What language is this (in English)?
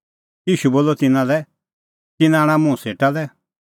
Kullu Pahari